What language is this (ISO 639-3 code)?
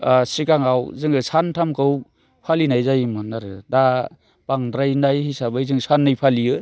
brx